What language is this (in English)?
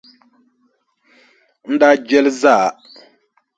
Dagbani